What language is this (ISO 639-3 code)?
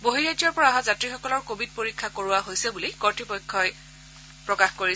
asm